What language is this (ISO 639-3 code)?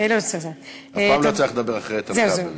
heb